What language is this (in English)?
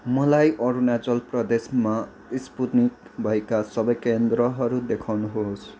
Nepali